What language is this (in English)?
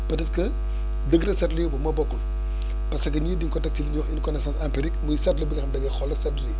Wolof